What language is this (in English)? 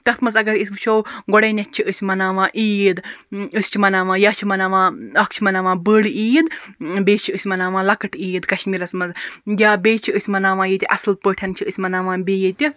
Kashmiri